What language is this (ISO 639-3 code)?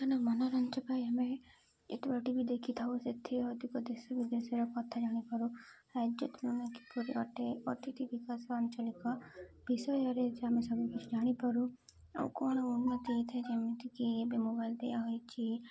ori